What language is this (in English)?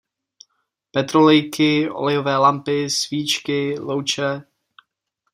Czech